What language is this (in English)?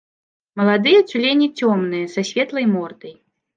Belarusian